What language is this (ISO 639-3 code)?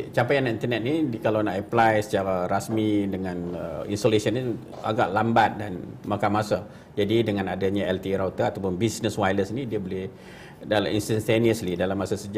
msa